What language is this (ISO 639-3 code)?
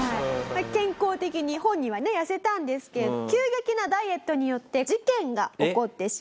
jpn